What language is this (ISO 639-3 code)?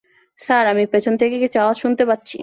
ben